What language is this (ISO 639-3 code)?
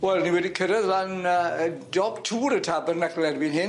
cym